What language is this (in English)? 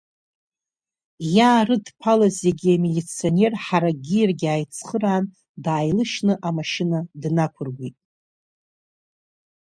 Abkhazian